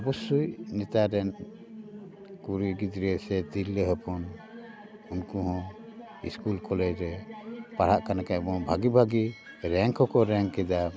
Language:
Santali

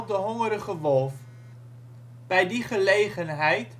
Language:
Dutch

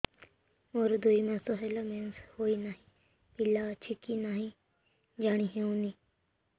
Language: Odia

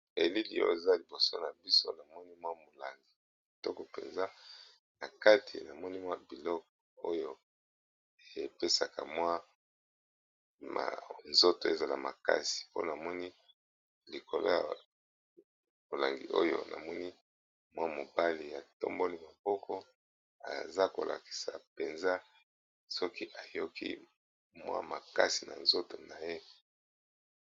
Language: Lingala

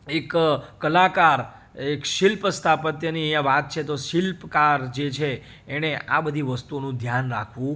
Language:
Gujarati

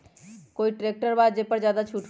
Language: Magahi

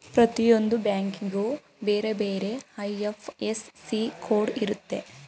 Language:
Kannada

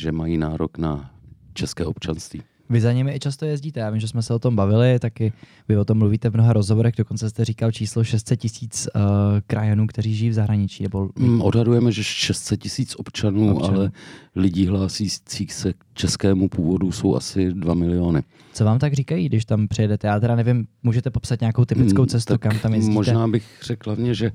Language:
Czech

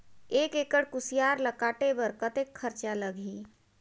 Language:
Chhattisgarhi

